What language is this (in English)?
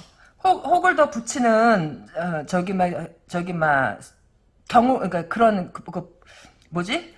Korean